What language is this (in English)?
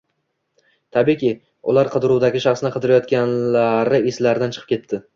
Uzbek